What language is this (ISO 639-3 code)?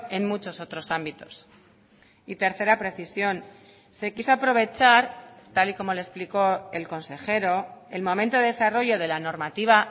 spa